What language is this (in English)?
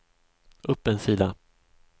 Swedish